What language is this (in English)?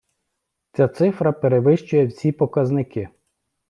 Ukrainian